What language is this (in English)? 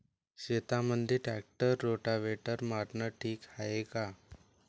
Marathi